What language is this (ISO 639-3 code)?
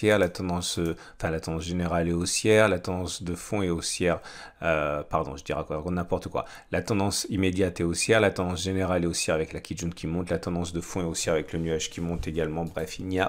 fra